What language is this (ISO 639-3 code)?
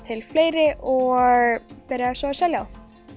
isl